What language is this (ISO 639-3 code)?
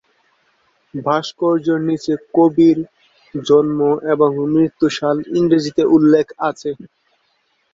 ben